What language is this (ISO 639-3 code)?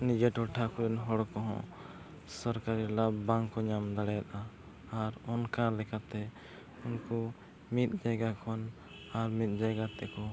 sat